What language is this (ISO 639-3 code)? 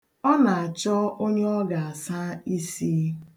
ibo